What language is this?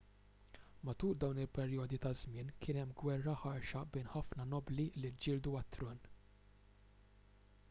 Maltese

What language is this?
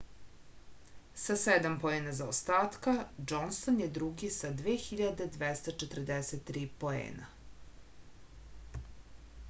Serbian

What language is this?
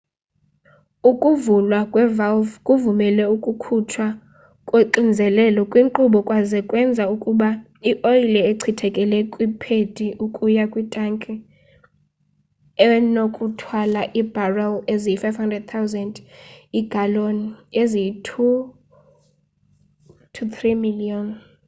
Xhosa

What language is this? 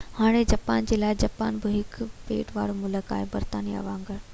Sindhi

